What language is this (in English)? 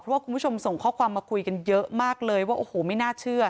Thai